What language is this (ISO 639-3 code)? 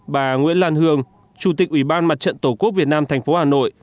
vie